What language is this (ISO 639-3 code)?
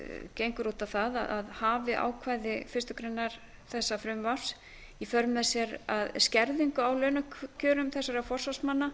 isl